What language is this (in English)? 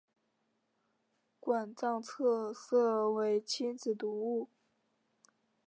Chinese